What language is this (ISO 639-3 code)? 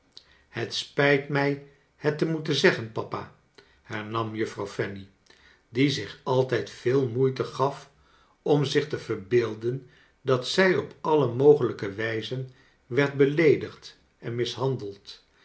nld